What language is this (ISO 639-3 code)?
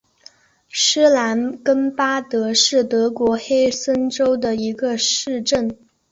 zho